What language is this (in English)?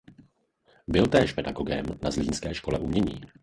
Czech